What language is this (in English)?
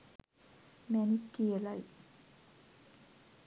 Sinhala